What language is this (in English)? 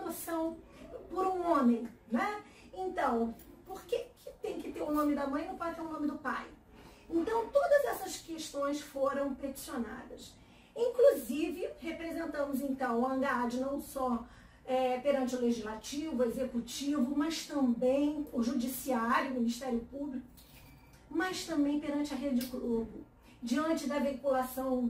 Portuguese